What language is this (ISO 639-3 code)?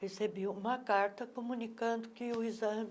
por